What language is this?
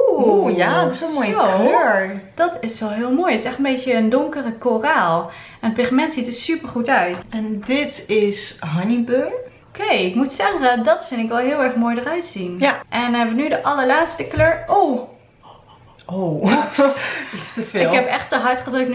Dutch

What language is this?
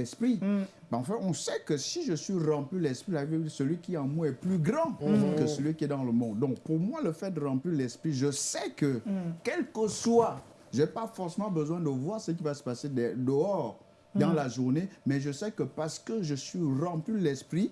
French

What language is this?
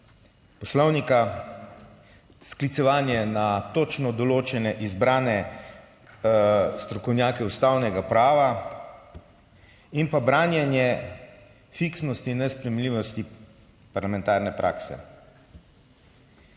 Slovenian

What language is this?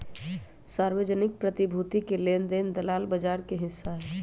Magahi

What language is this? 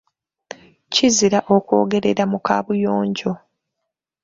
Ganda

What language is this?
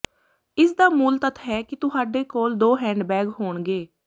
Punjabi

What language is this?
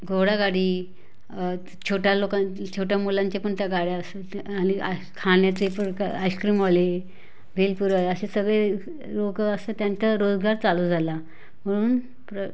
Marathi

